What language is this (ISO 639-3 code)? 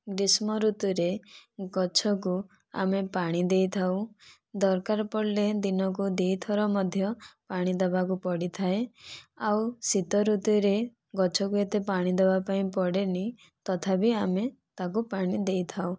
ori